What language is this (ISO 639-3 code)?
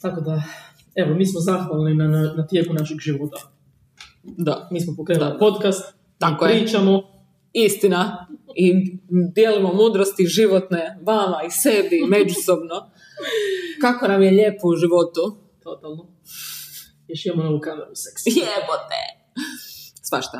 hrv